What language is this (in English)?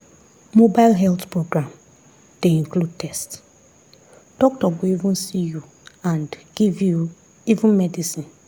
Nigerian Pidgin